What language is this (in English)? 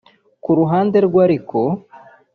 Kinyarwanda